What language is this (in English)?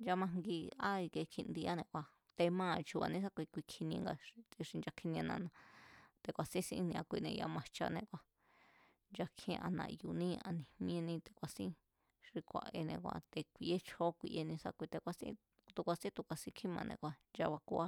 Mazatlán Mazatec